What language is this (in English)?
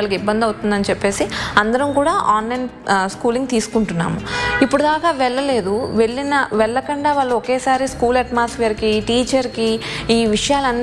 Telugu